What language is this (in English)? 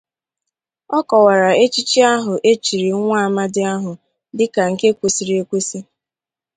Igbo